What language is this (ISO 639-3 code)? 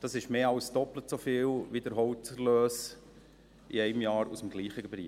gsw